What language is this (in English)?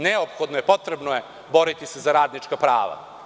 Serbian